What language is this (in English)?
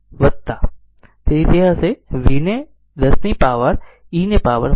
Gujarati